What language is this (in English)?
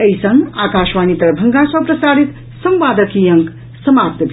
Maithili